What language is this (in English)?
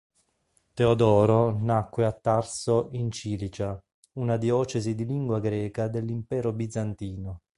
Italian